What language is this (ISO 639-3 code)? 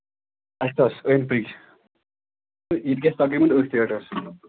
kas